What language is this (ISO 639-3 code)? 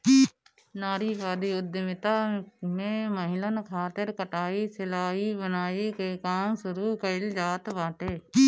bho